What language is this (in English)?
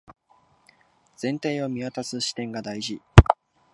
Japanese